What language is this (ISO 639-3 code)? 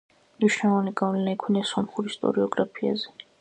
kat